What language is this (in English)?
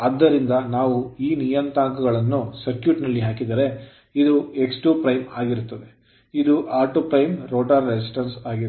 Kannada